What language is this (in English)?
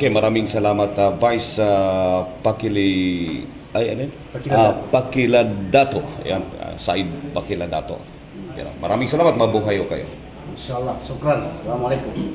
Filipino